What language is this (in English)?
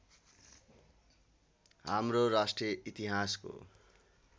Nepali